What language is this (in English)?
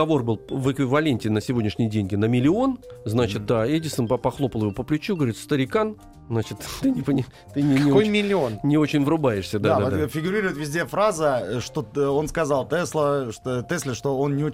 Russian